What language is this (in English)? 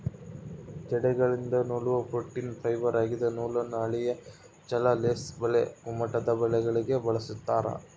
Kannada